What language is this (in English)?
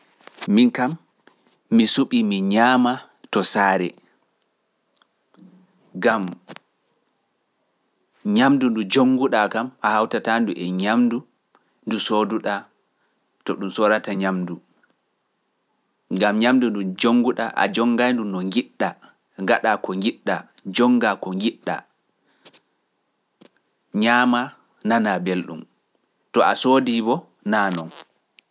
Pular